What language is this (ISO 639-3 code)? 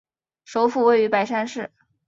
zho